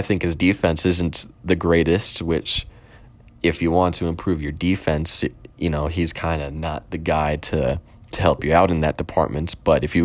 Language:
English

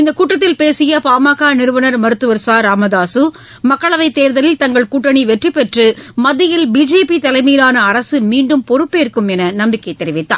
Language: Tamil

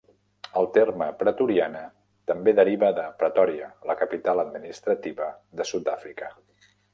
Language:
Catalan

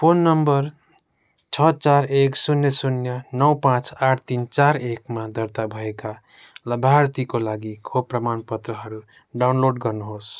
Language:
Nepali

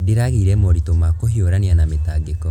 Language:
Kikuyu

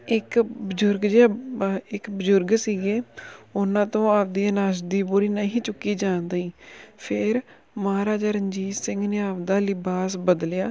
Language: Punjabi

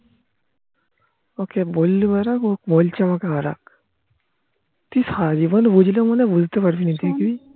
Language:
Bangla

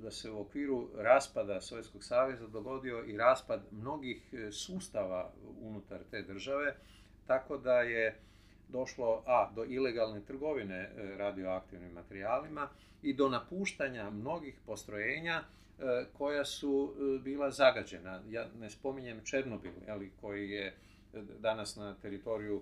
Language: Croatian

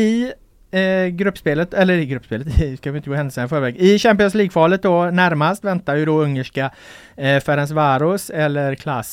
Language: Swedish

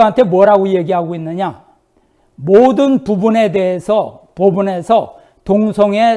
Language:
Korean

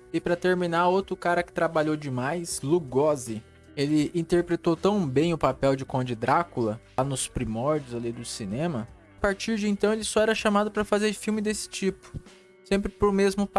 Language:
Portuguese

